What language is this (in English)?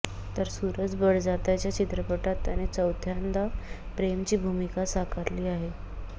Marathi